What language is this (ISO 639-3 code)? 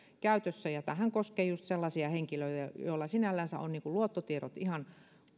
fin